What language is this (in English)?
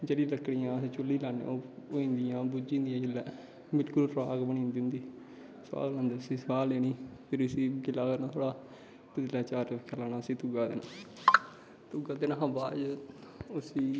Dogri